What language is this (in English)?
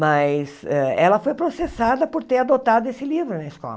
Portuguese